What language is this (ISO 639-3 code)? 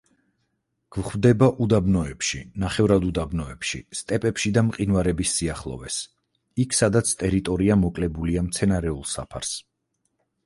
kat